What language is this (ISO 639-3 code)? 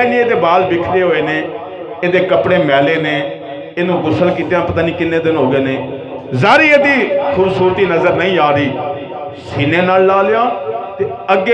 hin